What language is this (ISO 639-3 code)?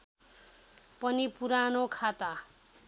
nep